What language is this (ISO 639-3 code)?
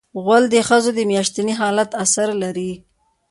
pus